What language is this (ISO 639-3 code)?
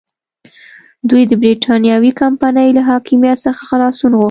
pus